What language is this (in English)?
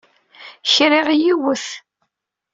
Kabyle